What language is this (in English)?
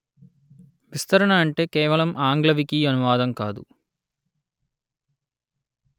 Telugu